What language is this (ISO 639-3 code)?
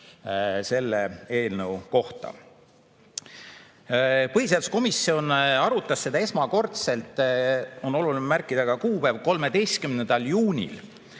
est